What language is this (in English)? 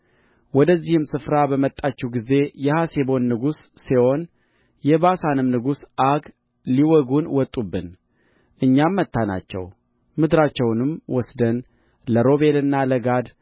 Amharic